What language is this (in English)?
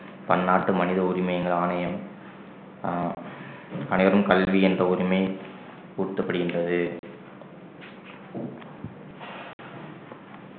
Tamil